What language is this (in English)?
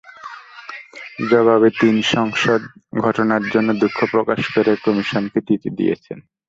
Bangla